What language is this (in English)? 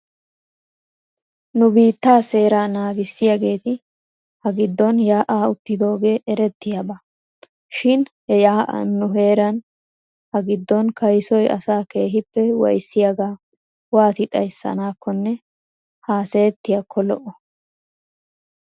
Wolaytta